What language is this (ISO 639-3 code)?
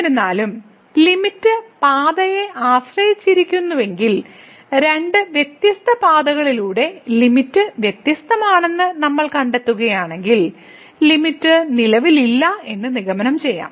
mal